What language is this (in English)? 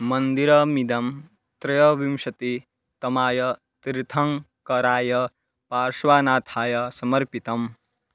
Sanskrit